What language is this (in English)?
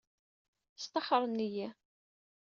Kabyle